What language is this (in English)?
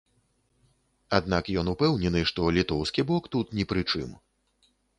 Belarusian